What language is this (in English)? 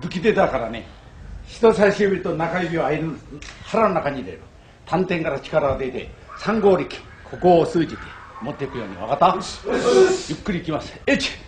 Japanese